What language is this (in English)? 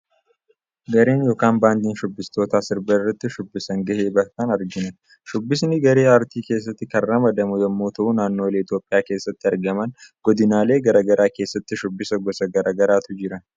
Oromo